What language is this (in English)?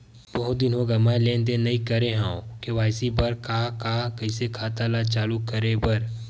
Chhattisgarhi